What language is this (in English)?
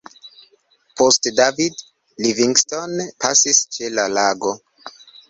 Esperanto